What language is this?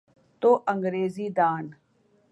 Urdu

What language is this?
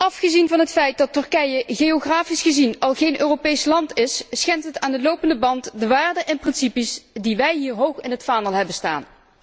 Dutch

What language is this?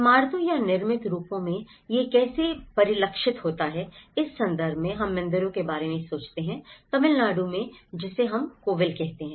Hindi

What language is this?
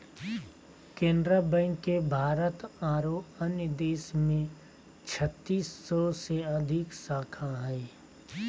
Magahi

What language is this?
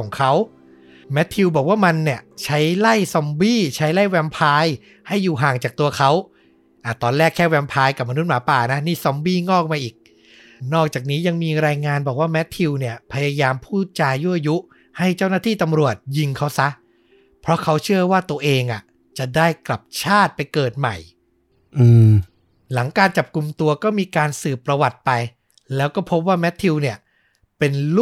Thai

